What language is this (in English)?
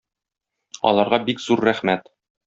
Tatar